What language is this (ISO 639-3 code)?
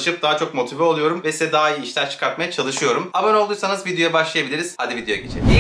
tur